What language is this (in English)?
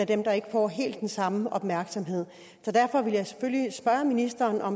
Danish